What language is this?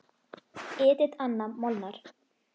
Icelandic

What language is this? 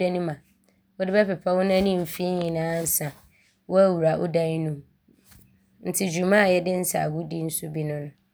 Abron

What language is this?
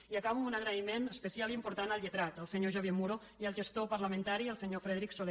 Catalan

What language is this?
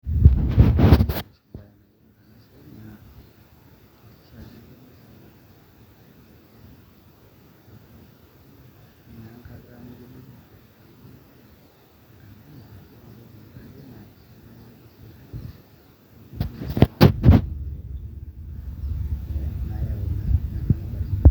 Masai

